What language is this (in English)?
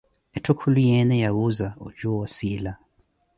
Koti